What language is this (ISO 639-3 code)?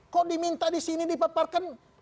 ind